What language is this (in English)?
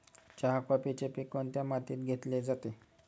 Marathi